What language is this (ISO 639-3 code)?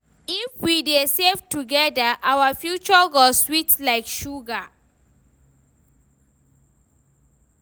pcm